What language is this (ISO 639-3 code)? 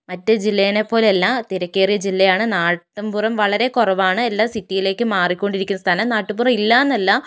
mal